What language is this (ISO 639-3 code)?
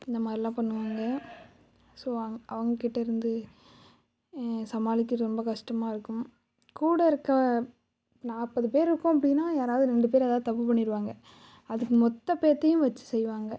tam